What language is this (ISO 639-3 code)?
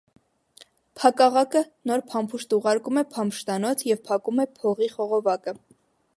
hye